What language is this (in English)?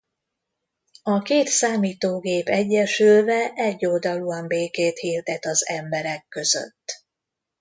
Hungarian